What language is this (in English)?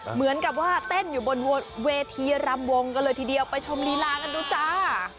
Thai